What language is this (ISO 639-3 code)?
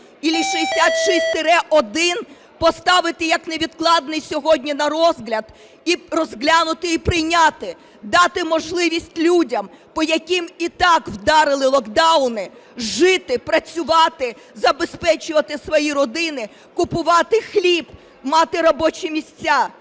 ukr